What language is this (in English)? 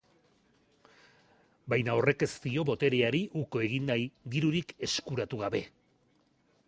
Basque